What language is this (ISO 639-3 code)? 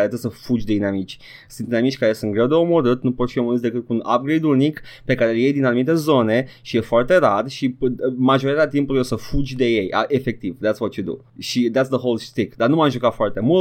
ron